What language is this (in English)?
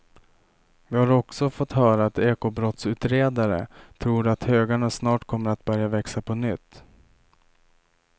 Swedish